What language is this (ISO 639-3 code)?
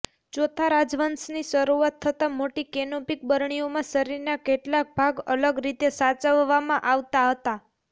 guj